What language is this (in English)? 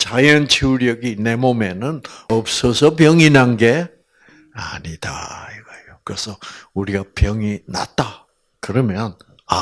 Korean